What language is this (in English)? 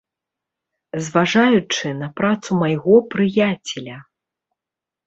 Belarusian